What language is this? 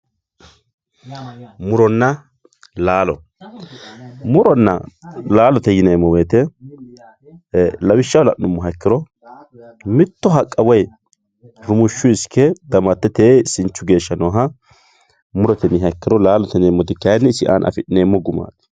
Sidamo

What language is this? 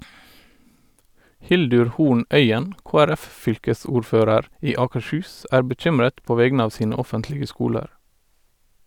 Norwegian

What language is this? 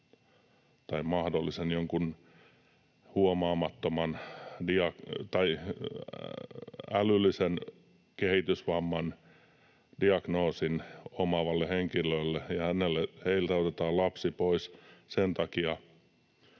Finnish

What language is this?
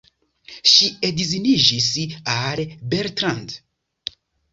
Esperanto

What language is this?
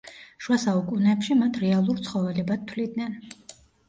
Georgian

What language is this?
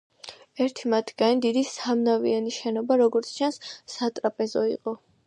Georgian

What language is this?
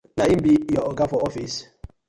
Nigerian Pidgin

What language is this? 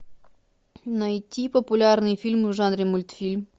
Russian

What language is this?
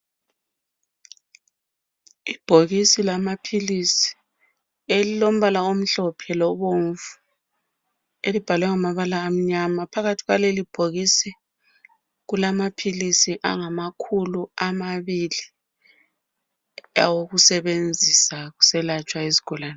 North Ndebele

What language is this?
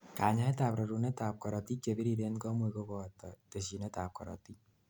Kalenjin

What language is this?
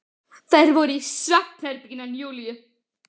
Icelandic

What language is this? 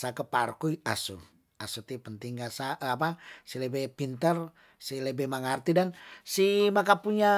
Tondano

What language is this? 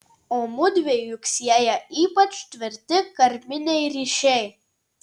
Lithuanian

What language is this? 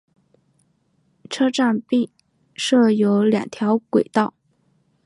Chinese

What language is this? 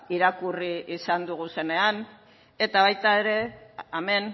Basque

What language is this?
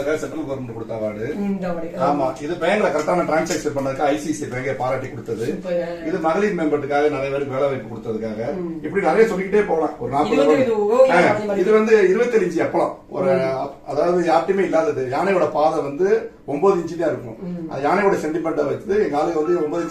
Romanian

